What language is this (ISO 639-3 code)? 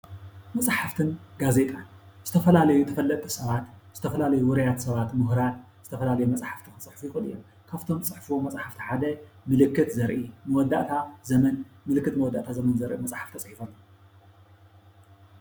tir